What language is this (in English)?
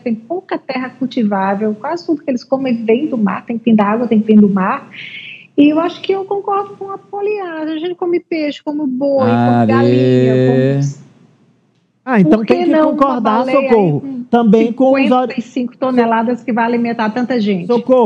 Portuguese